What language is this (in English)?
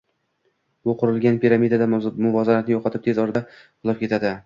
Uzbek